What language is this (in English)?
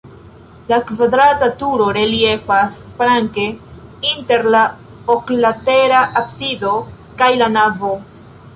Esperanto